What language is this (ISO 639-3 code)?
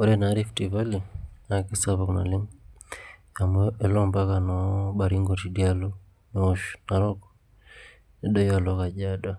mas